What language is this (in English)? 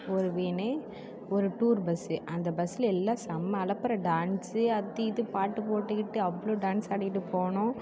Tamil